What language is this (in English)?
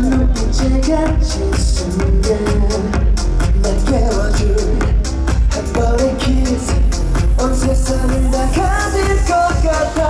Korean